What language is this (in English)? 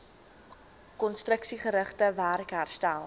Afrikaans